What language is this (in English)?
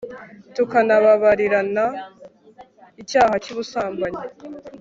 Kinyarwanda